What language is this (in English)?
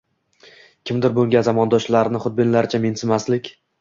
Uzbek